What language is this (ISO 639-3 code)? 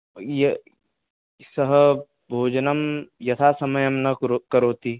san